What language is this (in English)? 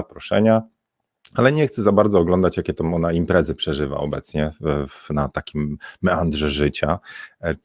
Polish